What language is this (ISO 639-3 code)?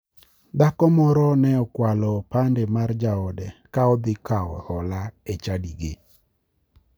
luo